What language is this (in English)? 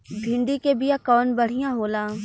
Bhojpuri